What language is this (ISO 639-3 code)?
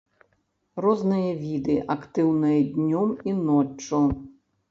bel